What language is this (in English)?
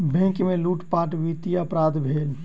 Maithili